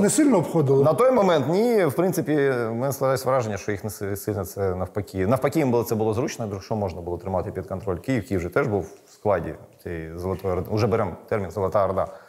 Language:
Ukrainian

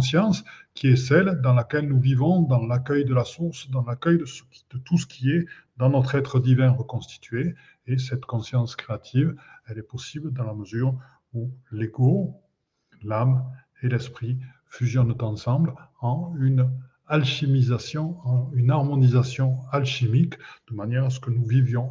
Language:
French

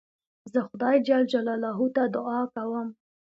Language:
Pashto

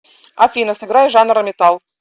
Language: Russian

